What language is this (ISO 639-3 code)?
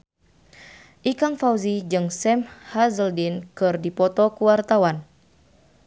sun